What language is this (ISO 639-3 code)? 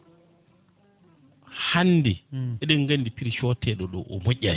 ful